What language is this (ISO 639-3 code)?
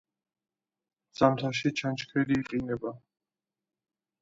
kat